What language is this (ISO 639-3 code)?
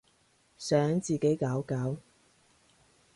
yue